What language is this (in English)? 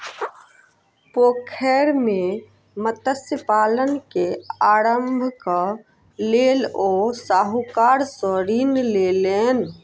Maithili